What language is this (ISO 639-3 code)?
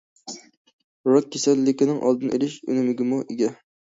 uig